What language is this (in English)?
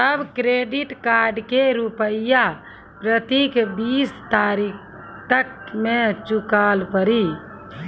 Maithili